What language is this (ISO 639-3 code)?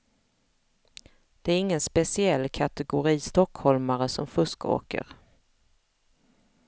swe